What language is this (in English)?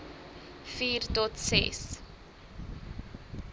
Afrikaans